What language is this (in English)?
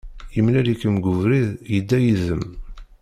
Kabyle